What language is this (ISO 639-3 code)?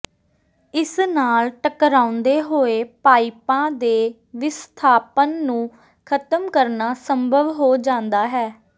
pan